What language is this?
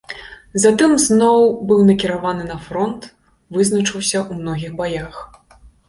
Belarusian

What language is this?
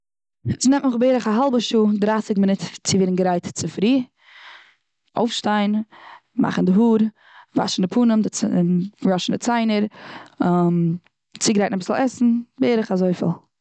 Yiddish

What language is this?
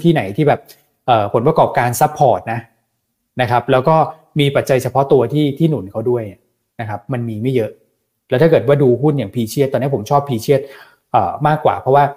Thai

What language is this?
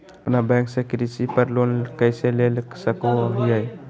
Magahi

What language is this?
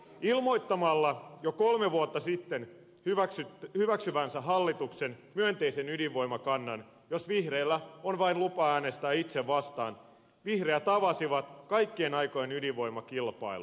Finnish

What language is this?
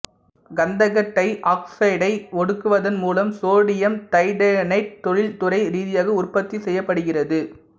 Tamil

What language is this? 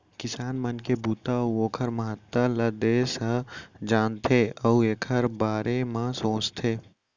Chhattisgarhi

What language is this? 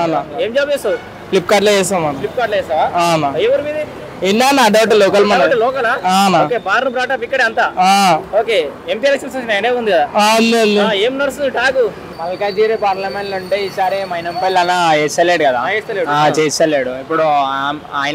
Telugu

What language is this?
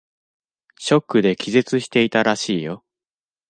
Japanese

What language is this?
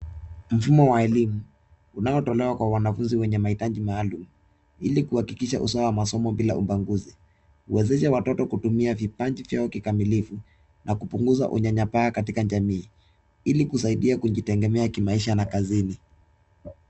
Swahili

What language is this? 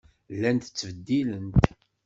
Kabyle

